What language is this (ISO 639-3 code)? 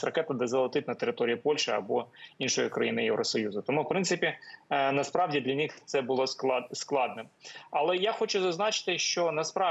ukr